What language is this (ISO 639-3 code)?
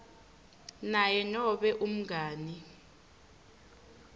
ssw